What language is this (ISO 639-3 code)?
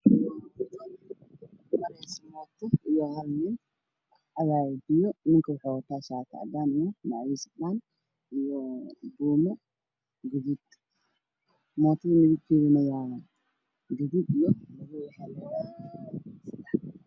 som